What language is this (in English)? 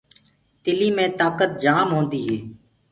Gurgula